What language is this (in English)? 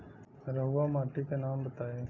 Bhojpuri